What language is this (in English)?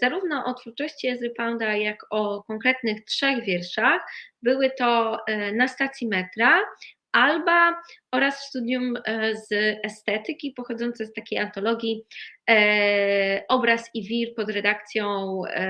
Polish